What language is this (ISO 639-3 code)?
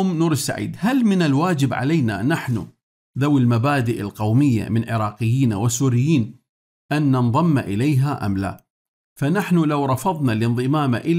ara